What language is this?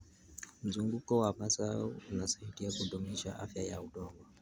Kalenjin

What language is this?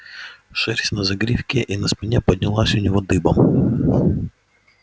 Russian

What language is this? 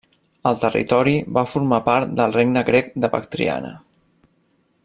Catalan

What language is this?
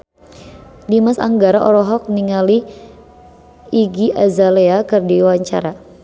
Sundanese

